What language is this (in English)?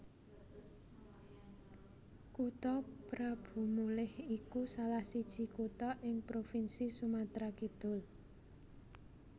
Javanese